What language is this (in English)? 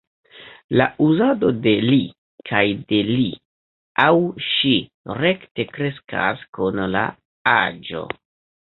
Esperanto